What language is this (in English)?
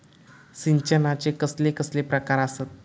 Marathi